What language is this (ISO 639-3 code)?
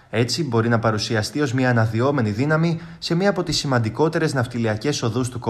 ell